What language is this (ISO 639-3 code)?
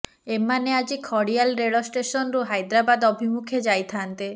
ori